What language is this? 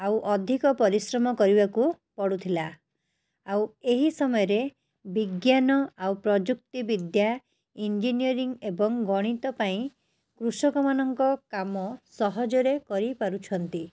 Odia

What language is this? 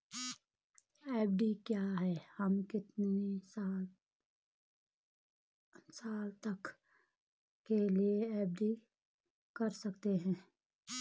Hindi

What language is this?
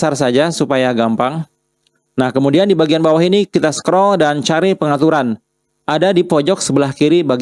Indonesian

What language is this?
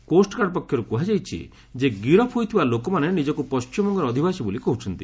Odia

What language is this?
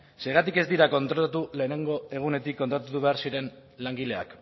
Basque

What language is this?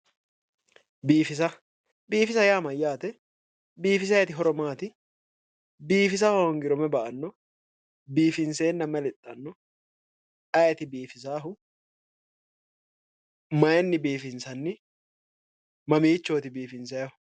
Sidamo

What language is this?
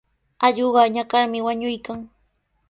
Sihuas Ancash Quechua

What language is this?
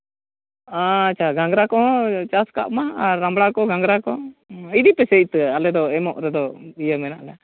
Santali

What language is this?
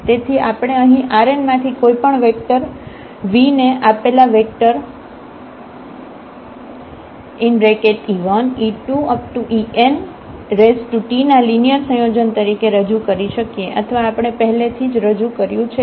Gujarati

